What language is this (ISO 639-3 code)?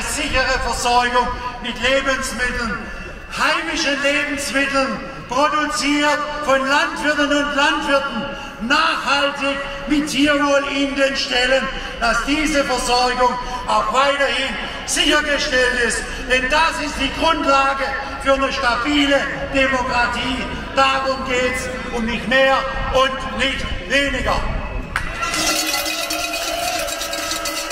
deu